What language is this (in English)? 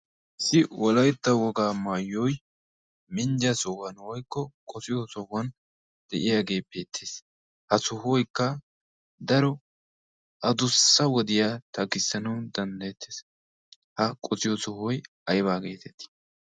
Wolaytta